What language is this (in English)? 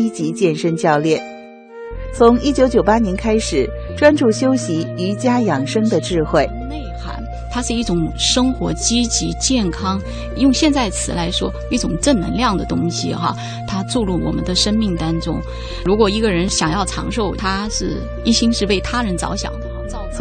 Chinese